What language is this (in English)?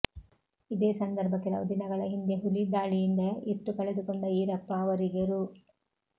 Kannada